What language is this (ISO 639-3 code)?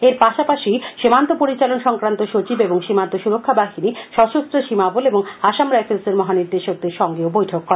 ben